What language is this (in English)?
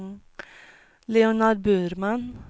Swedish